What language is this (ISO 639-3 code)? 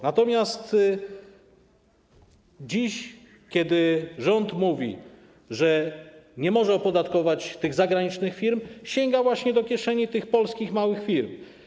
pol